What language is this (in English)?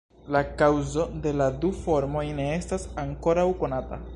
Esperanto